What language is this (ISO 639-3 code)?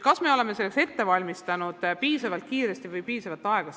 est